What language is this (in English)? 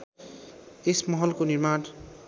Nepali